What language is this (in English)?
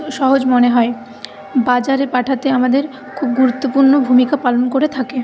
Bangla